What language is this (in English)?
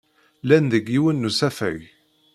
Kabyle